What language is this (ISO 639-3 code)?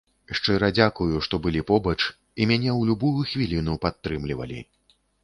bel